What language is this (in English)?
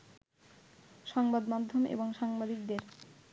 Bangla